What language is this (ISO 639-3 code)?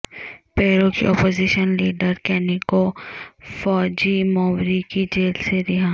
urd